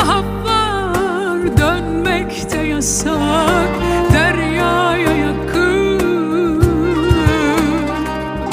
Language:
Turkish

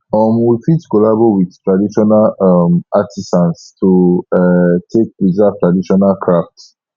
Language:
Nigerian Pidgin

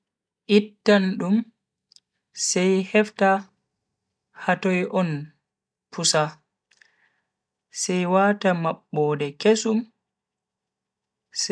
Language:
Bagirmi Fulfulde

